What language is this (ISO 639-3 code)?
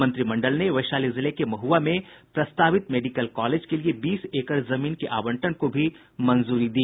hin